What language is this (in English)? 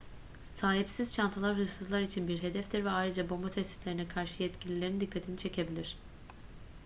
Turkish